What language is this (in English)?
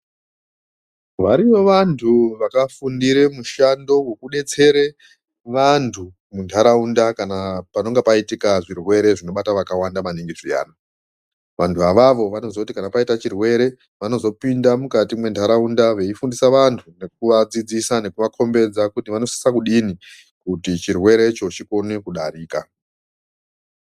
Ndau